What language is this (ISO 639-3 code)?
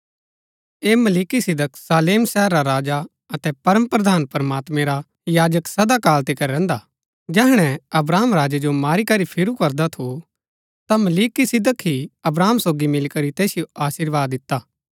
gbk